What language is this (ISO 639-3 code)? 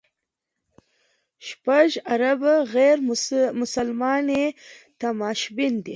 pus